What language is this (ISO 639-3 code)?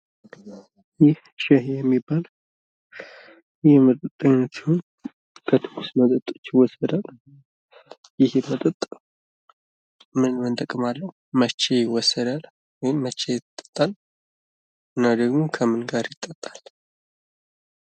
amh